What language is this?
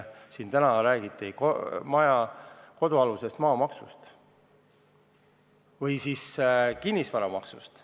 Estonian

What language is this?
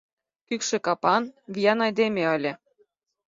Mari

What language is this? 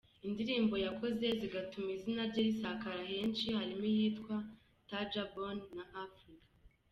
Kinyarwanda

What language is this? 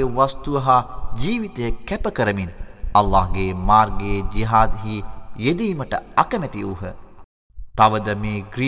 Arabic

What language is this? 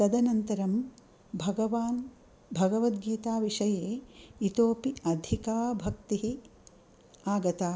Sanskrit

